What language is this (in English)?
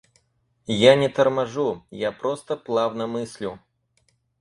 Russian